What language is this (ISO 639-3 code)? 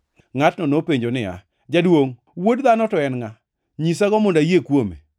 luo